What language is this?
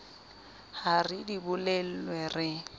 Southern Sotho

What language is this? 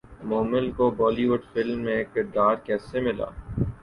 Urdu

